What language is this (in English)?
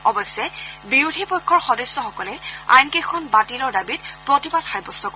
Assamese